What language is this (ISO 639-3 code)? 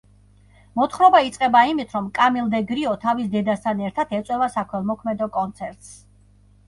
kat